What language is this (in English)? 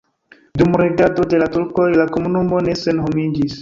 Esperanto